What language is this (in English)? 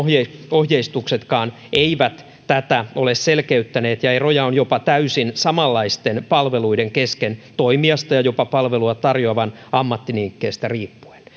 Finnish